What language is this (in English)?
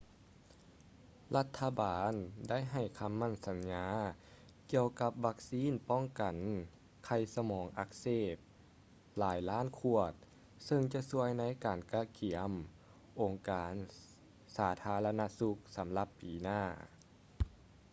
Lao